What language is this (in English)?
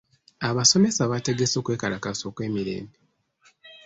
Ganda